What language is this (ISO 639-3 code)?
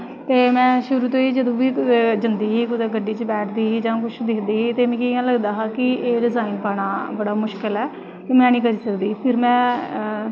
doi